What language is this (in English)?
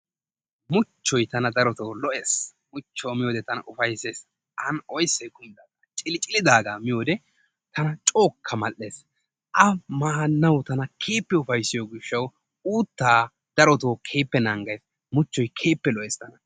Wolaytta